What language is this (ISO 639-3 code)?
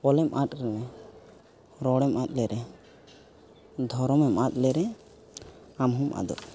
sat